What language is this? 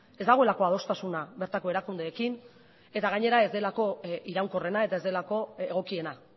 Basque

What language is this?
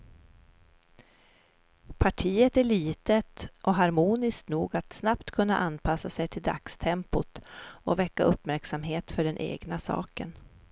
Swedish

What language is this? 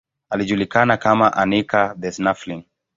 Swahili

